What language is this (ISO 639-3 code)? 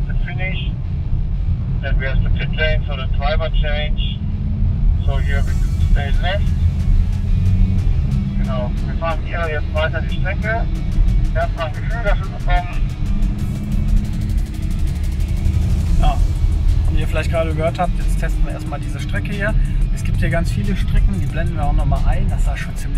deu